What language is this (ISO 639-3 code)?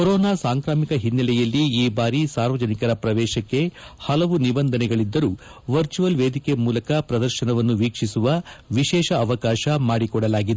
kan